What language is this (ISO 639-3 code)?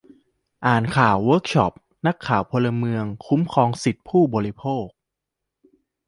tha